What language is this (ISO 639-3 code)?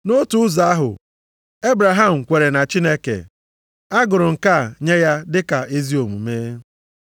ibo